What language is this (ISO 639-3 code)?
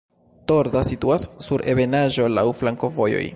epo